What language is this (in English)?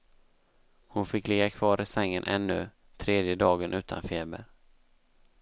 Swedish